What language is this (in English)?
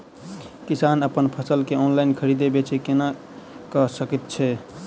Maithili